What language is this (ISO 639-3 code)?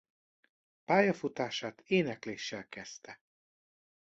hun